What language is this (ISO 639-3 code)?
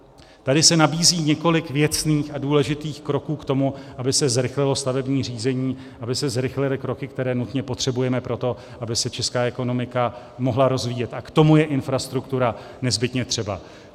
ces